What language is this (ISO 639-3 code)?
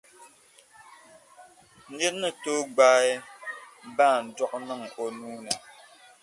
dag